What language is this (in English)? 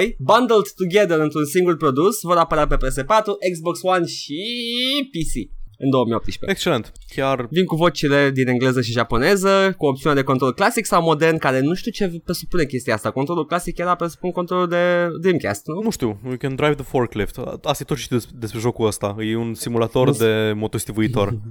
Romanian